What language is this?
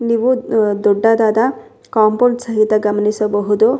Kannada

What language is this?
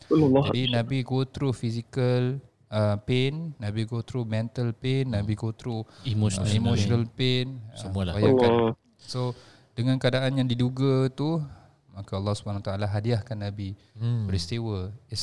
Malay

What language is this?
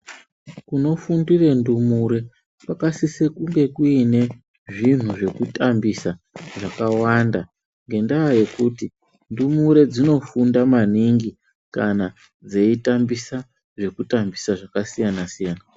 Ndau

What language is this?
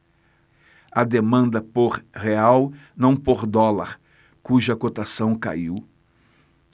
Portuguese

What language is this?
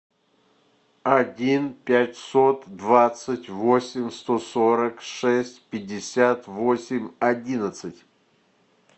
Russian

